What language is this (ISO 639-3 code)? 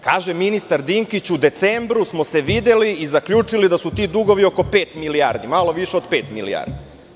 srp